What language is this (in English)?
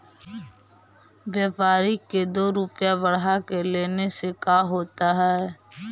Magahi